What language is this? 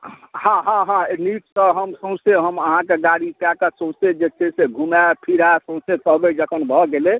Maithili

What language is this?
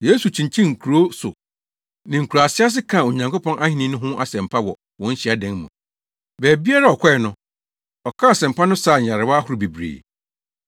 Akan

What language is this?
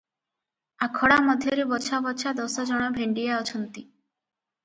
Odia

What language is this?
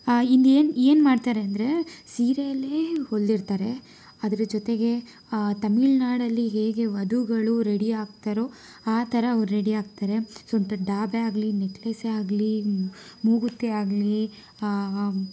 Kannada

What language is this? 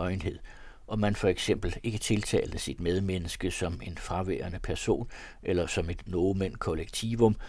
Danish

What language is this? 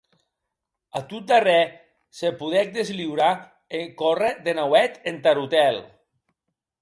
Occitan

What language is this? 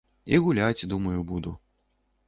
Belarusian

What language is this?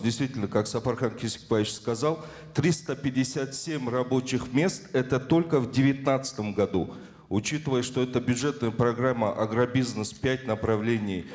Kazakh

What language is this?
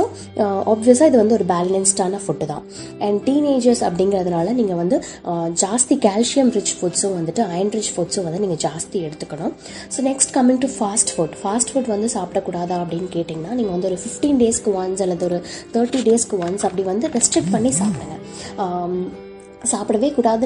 Tamil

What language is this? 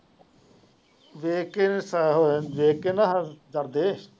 Punjabi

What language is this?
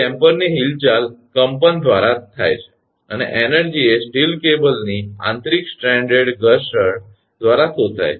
Gujarati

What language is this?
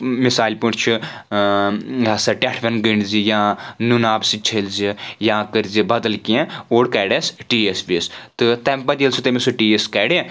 Kashmiri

